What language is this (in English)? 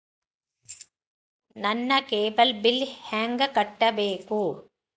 Kannada